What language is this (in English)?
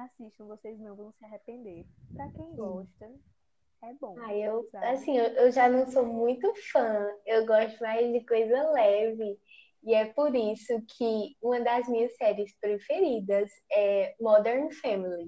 Portuguese